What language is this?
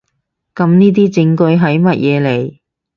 Cantonese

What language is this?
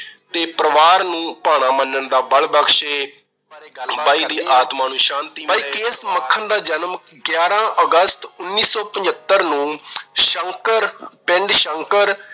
Punjabi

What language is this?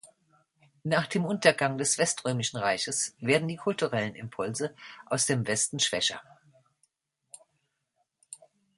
German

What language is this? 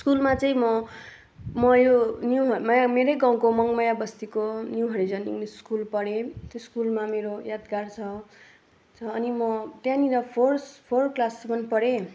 Nepali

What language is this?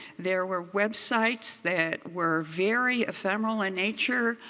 English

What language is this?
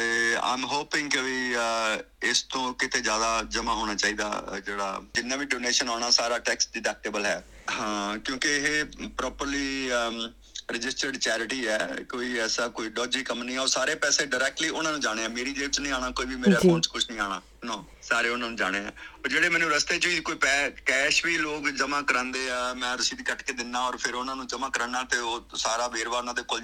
Punjabi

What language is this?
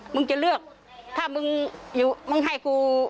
Thai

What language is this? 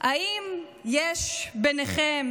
Hebrew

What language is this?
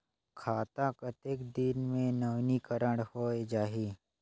Chhattisgarhi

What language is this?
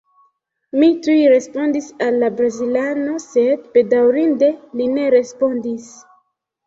Esperanto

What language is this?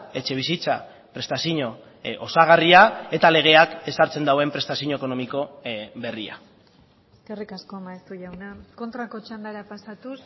Basque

